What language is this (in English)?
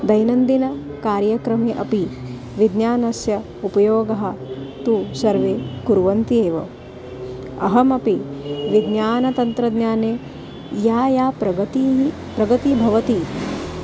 Sanskrit